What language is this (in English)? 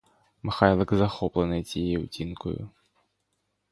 Ukrainian